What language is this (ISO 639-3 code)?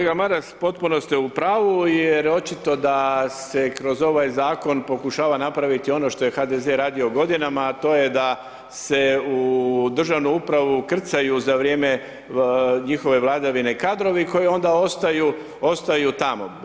hrv